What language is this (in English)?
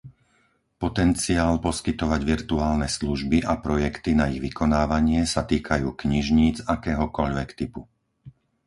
Slovak